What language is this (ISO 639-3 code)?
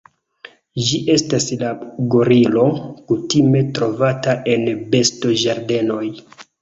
epo